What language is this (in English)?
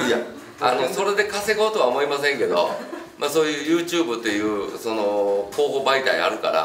Japanese